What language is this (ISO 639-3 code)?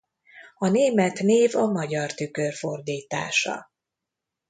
hun